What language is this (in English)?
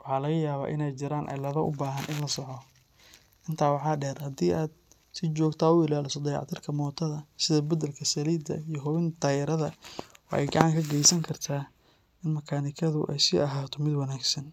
Somali